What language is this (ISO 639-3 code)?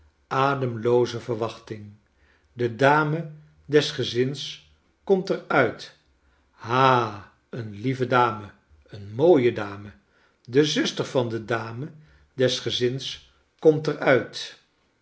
nld